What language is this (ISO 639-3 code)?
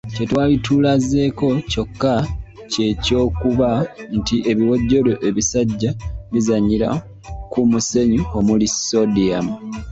lug